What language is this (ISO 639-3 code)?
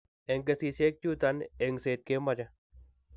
kln